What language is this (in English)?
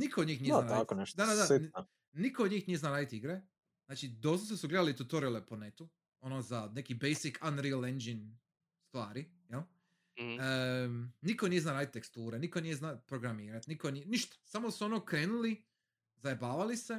Croatian